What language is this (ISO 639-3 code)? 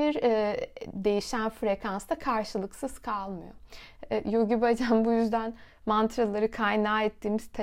tur